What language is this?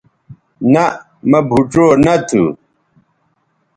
Bateri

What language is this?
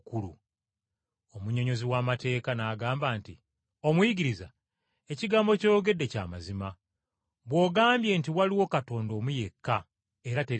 Ganda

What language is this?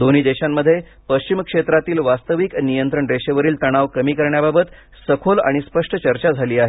Marathi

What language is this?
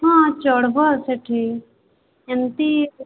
Odia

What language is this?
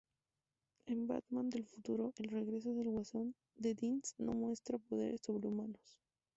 Spanish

